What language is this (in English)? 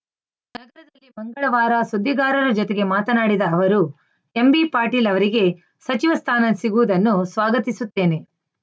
Kannada